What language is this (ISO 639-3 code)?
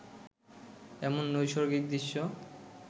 ben